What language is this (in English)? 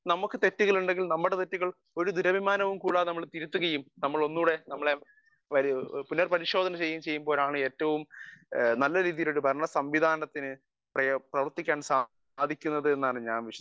Malayalam